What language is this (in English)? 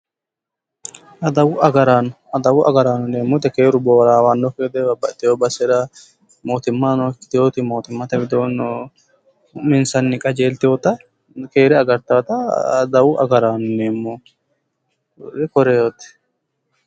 Sidamo